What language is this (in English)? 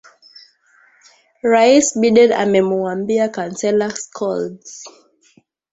Swahili